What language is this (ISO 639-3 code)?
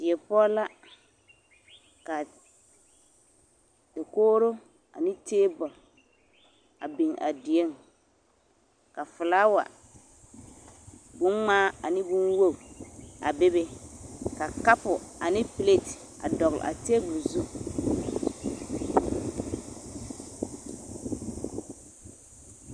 dga